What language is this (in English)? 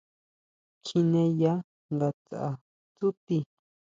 Huautla Mazatec